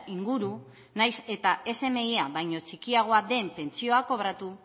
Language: Basque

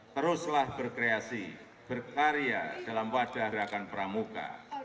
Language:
Indonesian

